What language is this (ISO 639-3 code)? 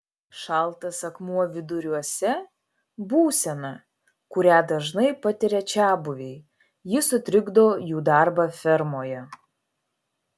lit